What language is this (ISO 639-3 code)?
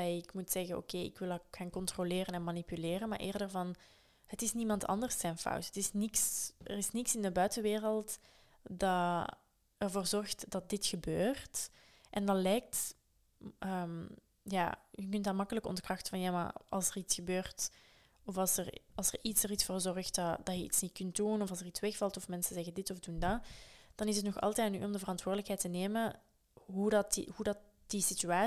nld